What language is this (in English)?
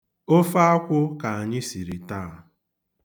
Igbo